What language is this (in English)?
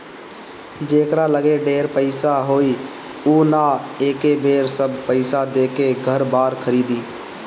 Bhojpuri